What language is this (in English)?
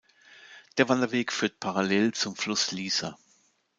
German